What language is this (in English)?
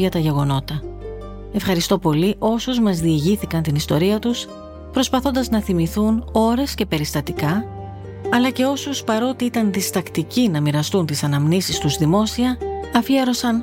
Greek